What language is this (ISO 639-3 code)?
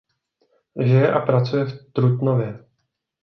ces